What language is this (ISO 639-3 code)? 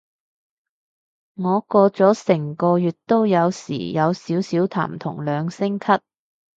yue